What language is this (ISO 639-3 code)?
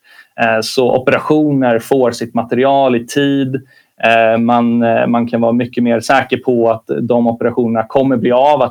swe